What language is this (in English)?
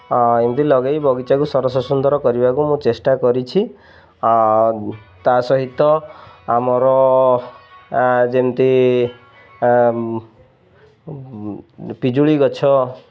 Odia